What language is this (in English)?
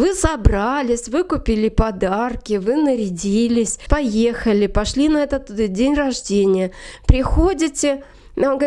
Russian